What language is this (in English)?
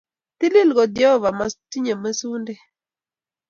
Kalenjin